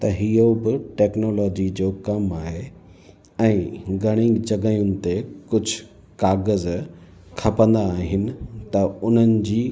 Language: Sindhi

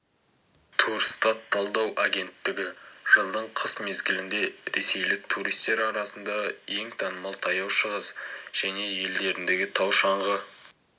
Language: Kazakh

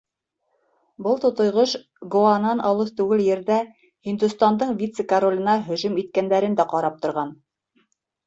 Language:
Bashkir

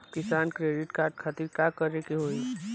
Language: Bhojpuri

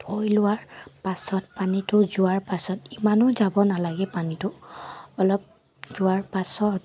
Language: Assamese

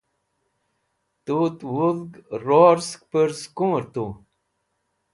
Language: Wakhi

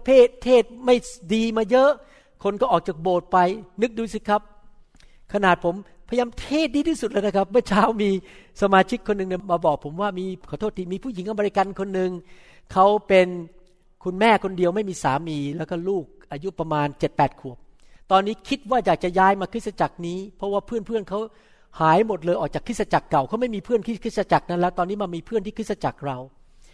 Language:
Thai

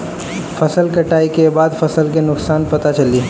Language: Bhojpuri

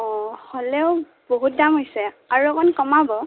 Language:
Assamese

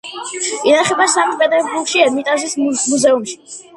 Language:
Georgian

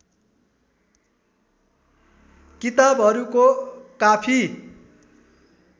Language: Nepali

